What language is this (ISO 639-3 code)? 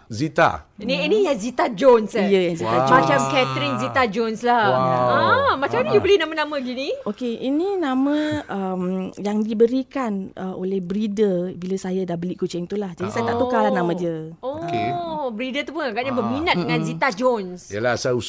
msa